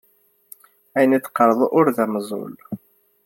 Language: Kabyle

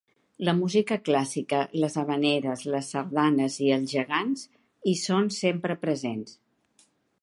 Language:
Catalan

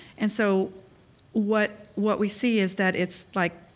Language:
English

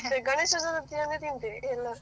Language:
Kannada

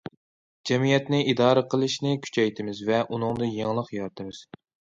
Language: Uyghur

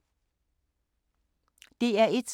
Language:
Danish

